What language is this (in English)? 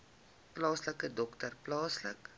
Afrikaans